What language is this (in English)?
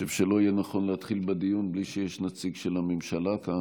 Hebrew